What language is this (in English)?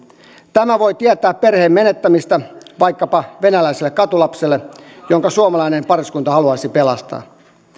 Finnish